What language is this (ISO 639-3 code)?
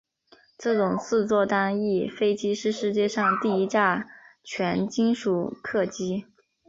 zho